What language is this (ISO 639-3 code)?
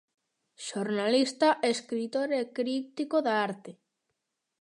glg